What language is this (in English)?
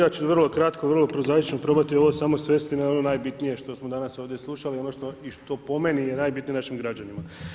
Croatian